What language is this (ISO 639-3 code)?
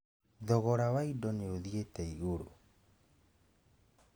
kik